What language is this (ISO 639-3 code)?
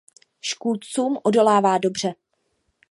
ces